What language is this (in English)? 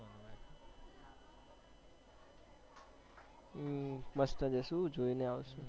Gujarati